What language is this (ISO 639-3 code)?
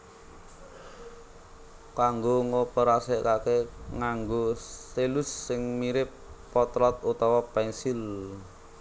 jav